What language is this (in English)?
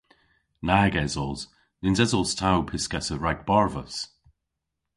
Cornish